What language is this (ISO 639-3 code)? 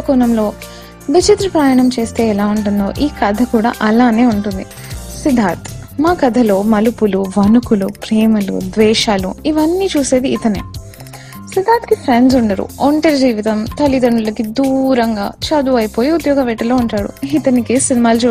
tel